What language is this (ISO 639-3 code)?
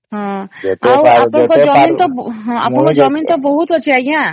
ori